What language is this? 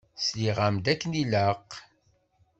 Kabyle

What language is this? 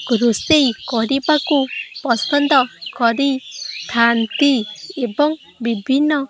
Odia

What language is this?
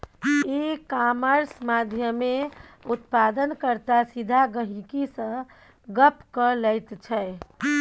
Maithili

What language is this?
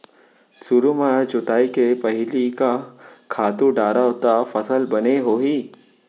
Chhattisgarhi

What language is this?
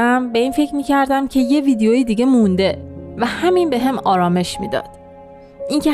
Persian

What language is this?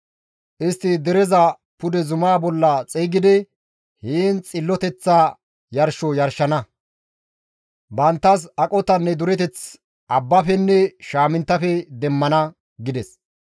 Gamo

